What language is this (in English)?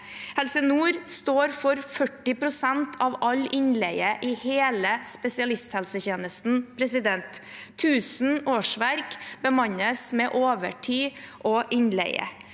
Norwegian